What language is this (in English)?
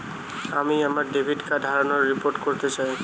Bangla